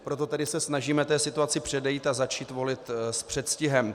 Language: Czech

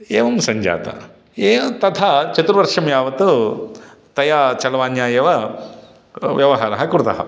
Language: Sanskrit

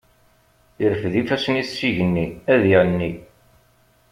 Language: Kabyle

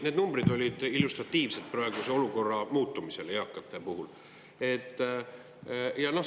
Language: Estonian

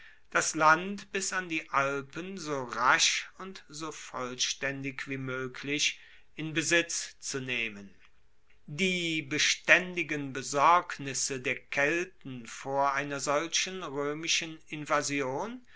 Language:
German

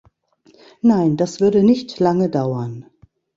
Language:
German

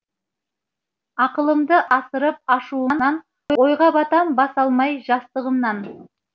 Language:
Kazakh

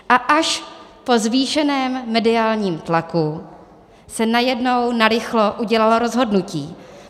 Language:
Czech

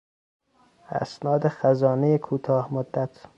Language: Persian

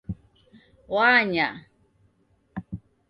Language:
Taita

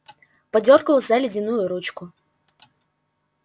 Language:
Russian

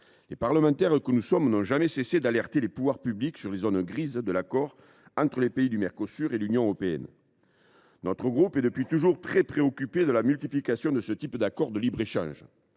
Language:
French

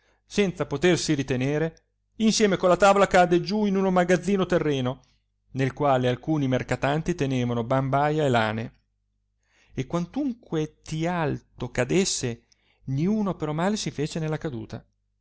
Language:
Italian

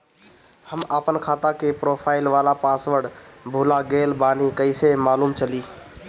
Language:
Bhojpuri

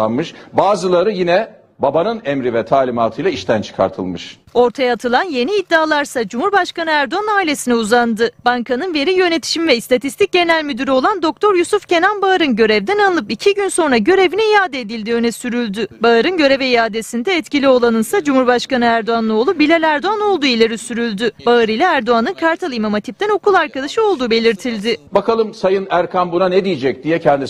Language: Turkish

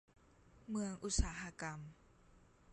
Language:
Thai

